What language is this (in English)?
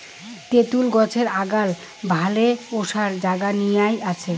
Bangla